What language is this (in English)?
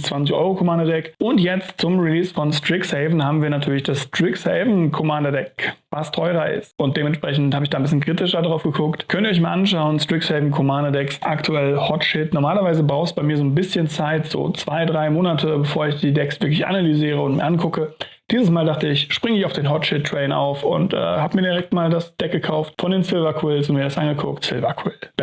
German